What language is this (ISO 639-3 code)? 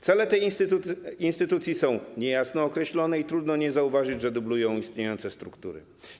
pol